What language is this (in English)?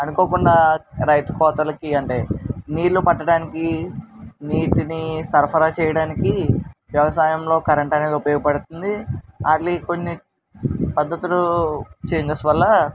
Telugu